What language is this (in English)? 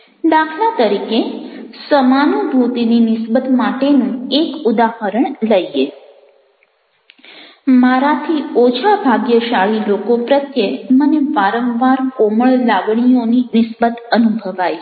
Gujarati